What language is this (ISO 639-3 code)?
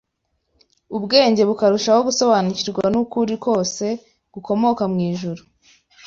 kin